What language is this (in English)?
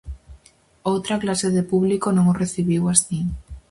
Galician